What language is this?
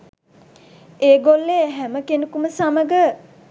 Sinhala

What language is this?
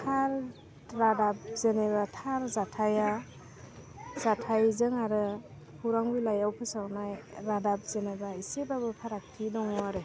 Bodo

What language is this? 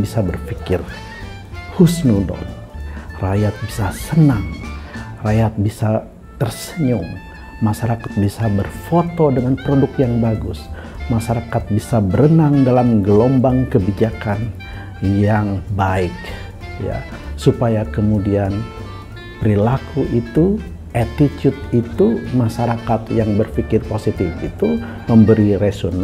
Indonesian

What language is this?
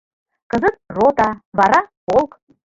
Mari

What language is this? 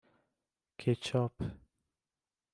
Persian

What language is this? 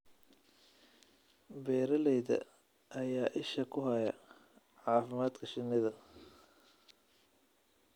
Somali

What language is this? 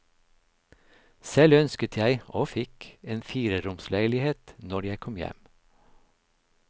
Norwegian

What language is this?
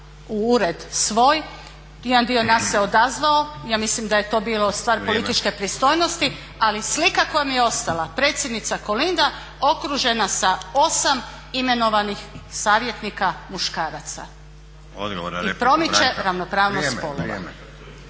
Croatian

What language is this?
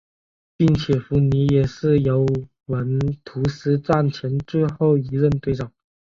Chinese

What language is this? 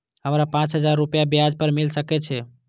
Maithili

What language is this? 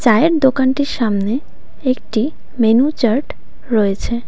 Bangla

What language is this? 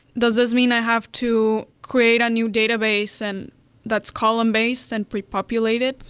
English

